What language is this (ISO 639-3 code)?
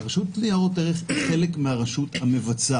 heb